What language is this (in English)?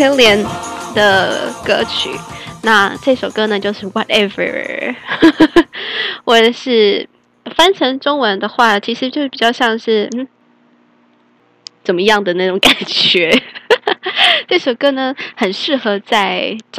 Chinese